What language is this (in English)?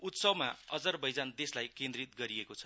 Nepali